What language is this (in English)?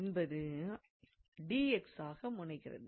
Tamil